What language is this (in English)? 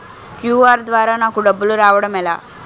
Telugu